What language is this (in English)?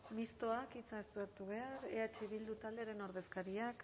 Basque